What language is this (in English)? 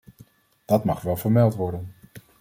Dutch